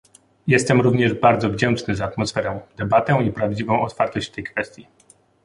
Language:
Polish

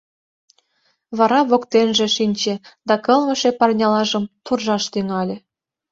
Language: Mari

